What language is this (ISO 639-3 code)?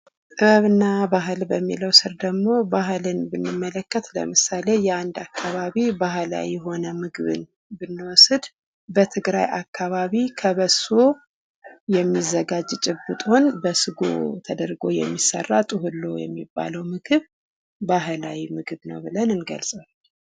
amh